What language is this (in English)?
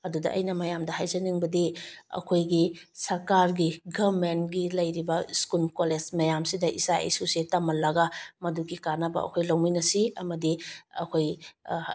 Manipuri